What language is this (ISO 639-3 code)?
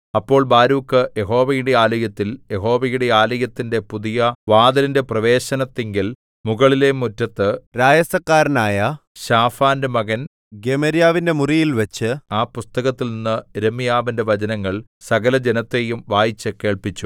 mal